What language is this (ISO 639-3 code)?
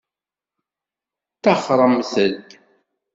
kab